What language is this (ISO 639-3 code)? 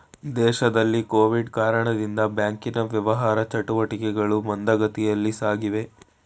kan